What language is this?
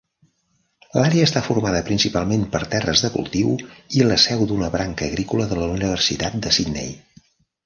Catalan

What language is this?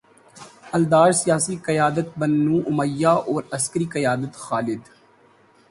Urdu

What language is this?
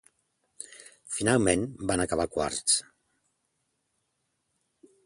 Catalan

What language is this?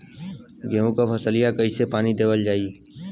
Bhojpuri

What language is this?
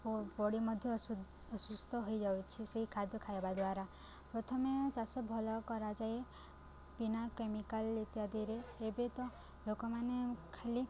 Odia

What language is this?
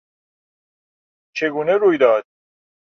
Persian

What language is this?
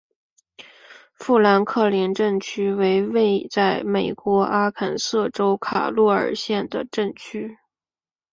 Chinese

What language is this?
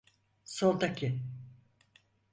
Turkish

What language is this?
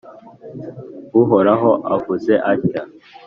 Kinyarwanda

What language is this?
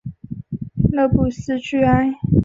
Chinese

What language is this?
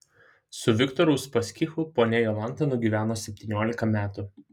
Lithuanian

